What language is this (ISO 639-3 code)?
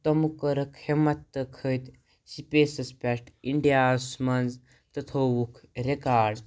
kas